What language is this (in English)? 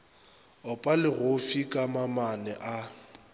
Northern Sotho